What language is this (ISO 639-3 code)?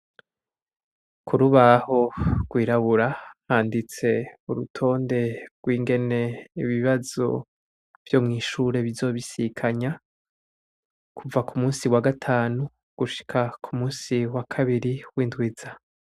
run